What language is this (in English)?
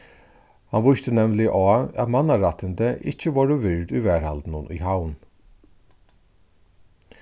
Faroese